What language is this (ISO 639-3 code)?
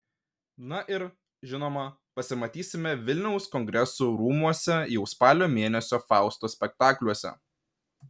lit